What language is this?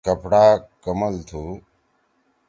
Torwali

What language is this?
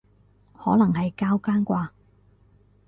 Cantonese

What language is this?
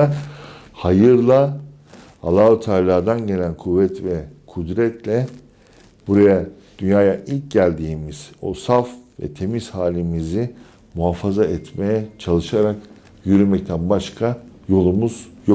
Turkish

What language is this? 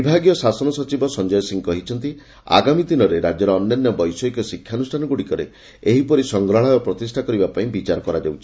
Odia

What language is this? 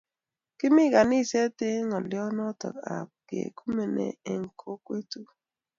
Kalenjin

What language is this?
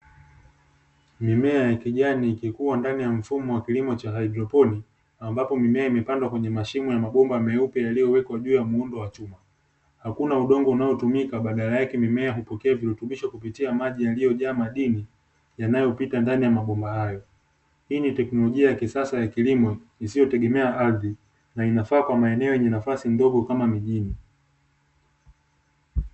Swahili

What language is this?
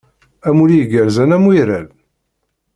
Kabyle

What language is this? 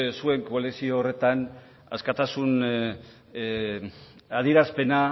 Basque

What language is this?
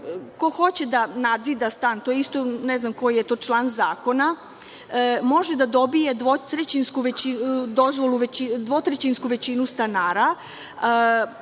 Serbian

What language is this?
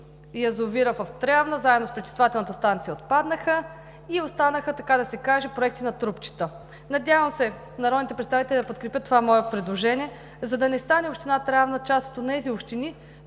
Bulgarian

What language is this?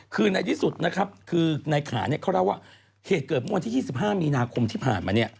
Thai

